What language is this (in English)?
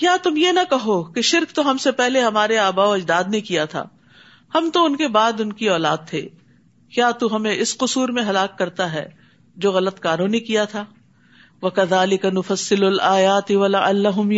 Urdu